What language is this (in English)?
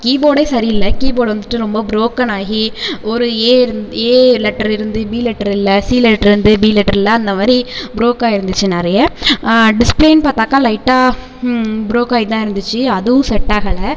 Tamil